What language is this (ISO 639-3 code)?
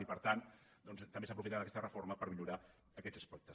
cat